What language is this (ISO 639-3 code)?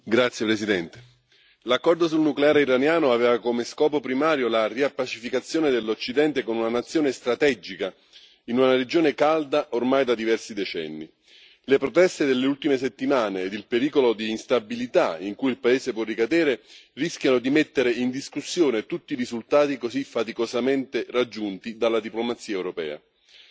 ita